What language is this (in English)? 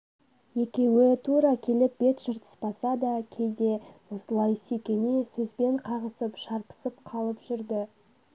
Kazakh